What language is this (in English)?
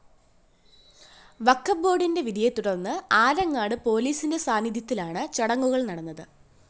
Malayalam